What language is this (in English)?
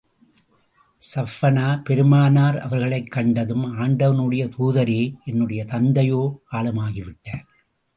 Tamil